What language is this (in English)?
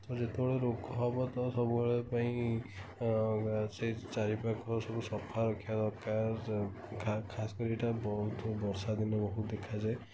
Odia